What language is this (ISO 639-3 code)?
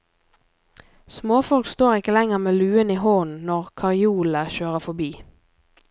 nor